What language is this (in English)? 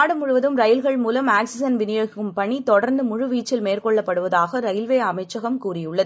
Tamil